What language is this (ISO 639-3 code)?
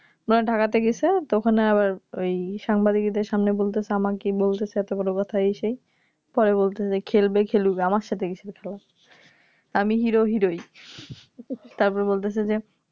ben